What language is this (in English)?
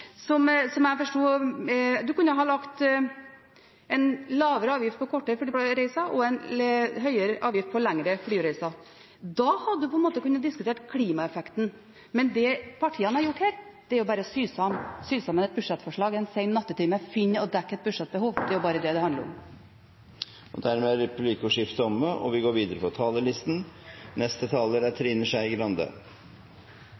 Norwegian